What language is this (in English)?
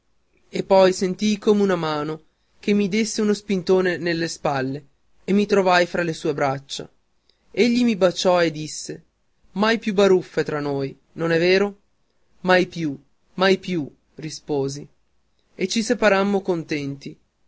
Italian